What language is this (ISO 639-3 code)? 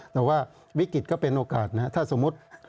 tha